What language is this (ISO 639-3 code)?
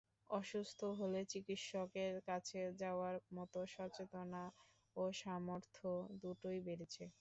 ben